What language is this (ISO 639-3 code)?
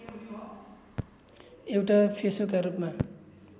nep